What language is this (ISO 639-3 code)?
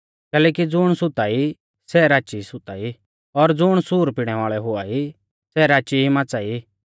bfz